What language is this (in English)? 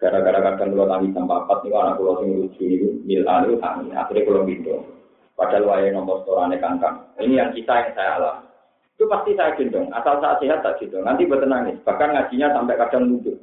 Malay